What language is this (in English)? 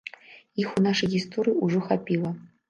Belarusian